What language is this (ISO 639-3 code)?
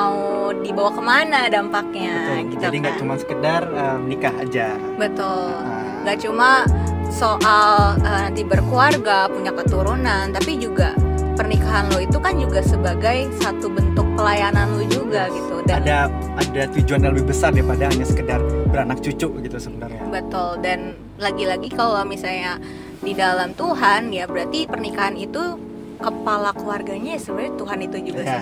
ind